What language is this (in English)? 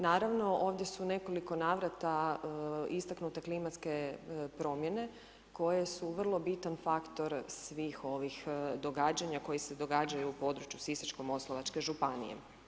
Croatian